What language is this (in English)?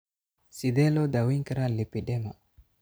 Somali